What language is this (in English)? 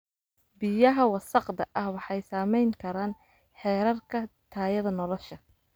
Somali